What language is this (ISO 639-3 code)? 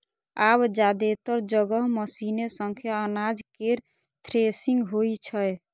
mai